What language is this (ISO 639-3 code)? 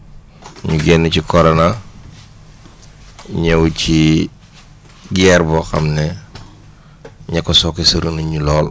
wol